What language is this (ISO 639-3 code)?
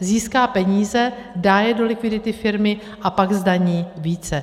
ces